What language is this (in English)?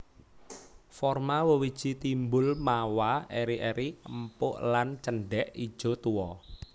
Javanese